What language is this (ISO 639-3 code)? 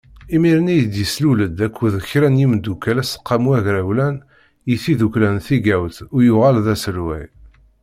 kab